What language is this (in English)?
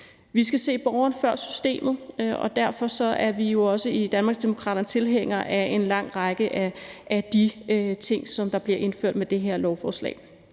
Danish